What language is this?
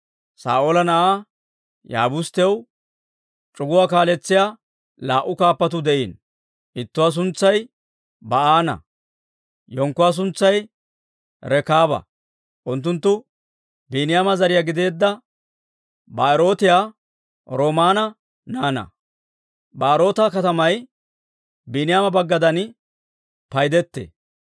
Dawro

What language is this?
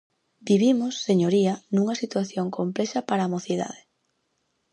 Galician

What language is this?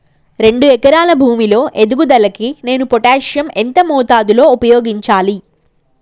Telugu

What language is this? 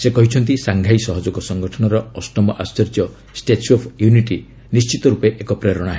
Odia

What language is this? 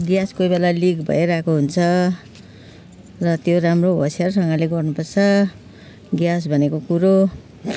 Nepali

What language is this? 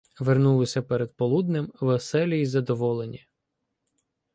Ukrainian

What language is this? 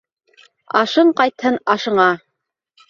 Bashkir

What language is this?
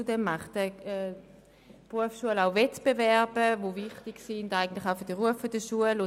Swiss German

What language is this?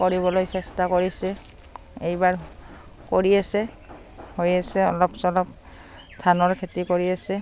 Assamese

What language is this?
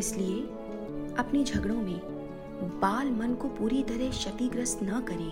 Hindi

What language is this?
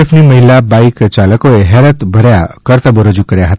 Gujarati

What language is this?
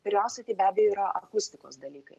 Lithuanian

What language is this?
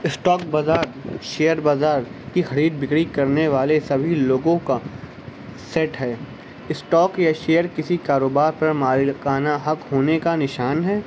Urdu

